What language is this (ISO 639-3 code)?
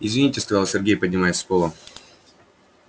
rus